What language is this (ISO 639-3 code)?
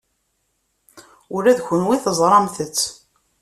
kab